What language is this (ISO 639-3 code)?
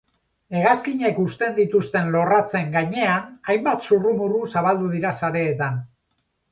eus